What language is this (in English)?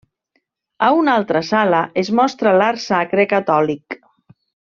Catalan